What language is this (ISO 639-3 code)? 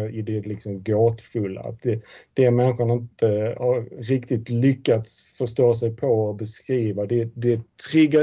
swe